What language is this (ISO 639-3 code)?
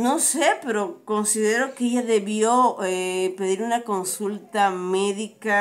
spa